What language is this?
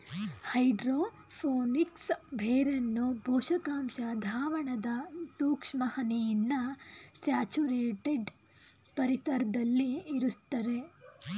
Kannada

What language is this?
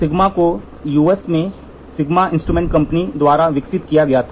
Hindi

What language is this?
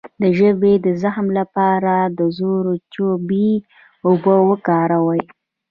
Pashto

